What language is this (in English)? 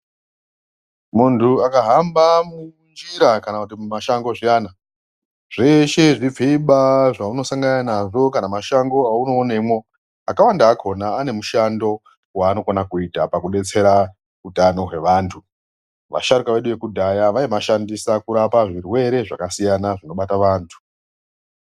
Ndau